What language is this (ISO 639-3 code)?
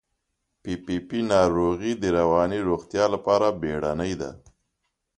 pus